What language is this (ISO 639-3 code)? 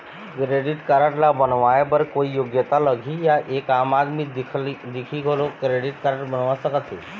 hne